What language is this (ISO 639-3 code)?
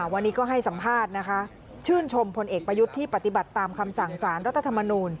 tha